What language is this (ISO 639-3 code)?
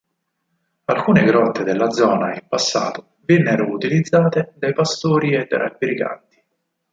ita